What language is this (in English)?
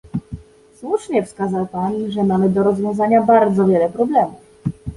Polish